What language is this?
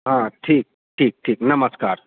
Maithili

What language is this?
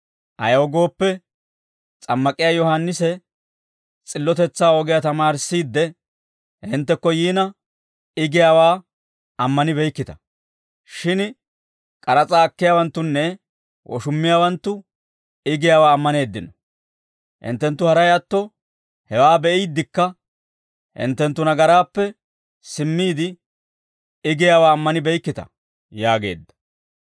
Dawro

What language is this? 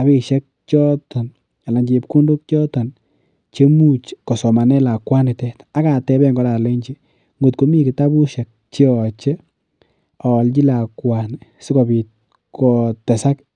Kalenjin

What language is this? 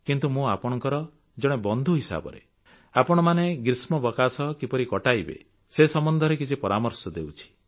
Odia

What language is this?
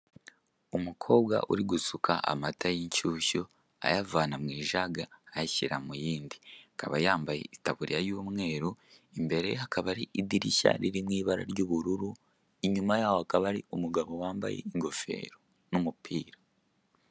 Kinyarwanda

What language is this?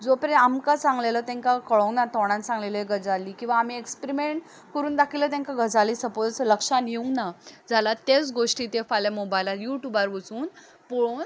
Konkani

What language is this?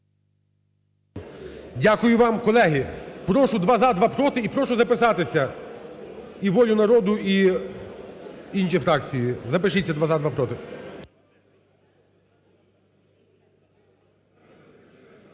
Ukrainian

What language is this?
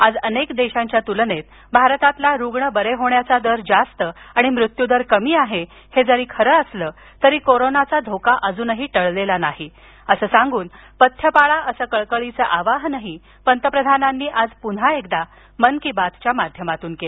Marathi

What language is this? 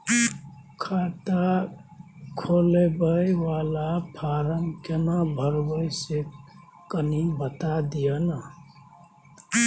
Maithili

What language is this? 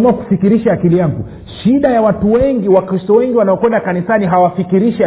Swahili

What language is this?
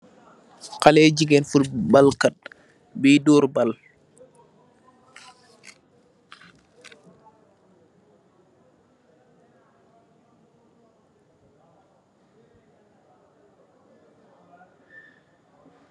Wolof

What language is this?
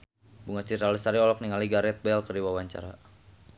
Sundanese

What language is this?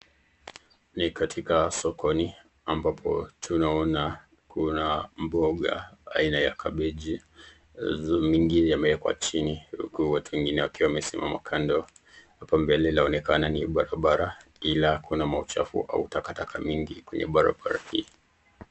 Swahili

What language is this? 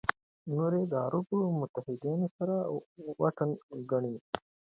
Pashto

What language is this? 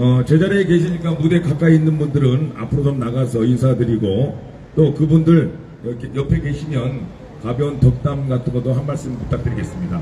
Korean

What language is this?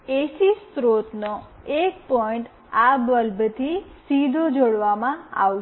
Gujarati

